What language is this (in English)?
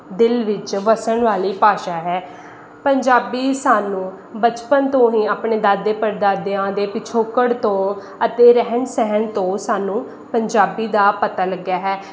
Punjabi